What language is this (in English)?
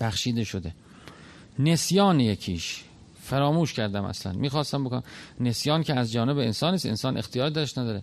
Persian